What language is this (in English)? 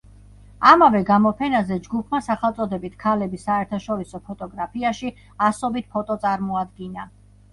Georgian